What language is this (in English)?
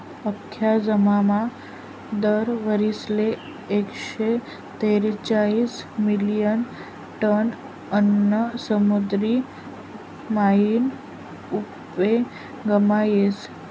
Marathi